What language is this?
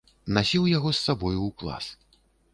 Belarusian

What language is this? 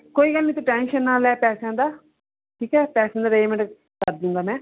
Punjabi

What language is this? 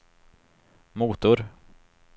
Swedish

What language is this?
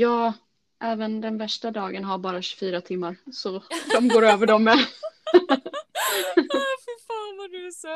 Swedish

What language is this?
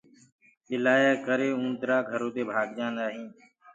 Gurgula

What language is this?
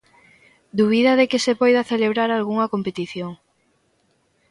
Galician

